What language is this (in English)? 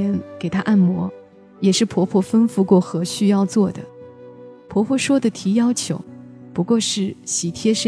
Chinese